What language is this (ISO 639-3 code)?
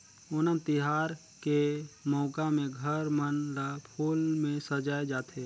hne